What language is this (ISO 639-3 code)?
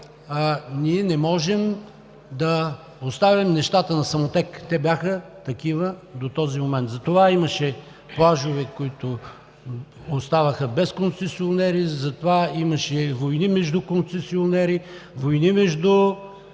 bul